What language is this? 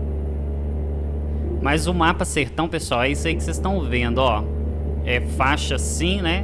Portuguese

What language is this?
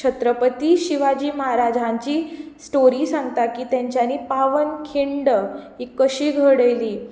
Konkani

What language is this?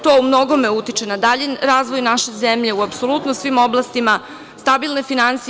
Serbian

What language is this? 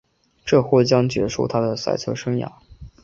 Chinese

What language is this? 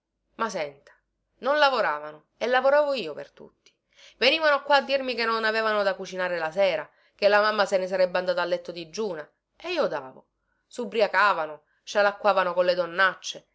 Italian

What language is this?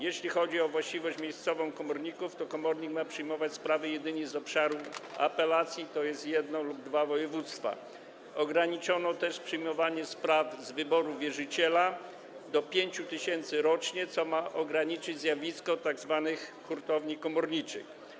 Polish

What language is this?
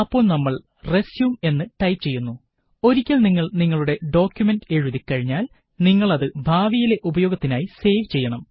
Malayalam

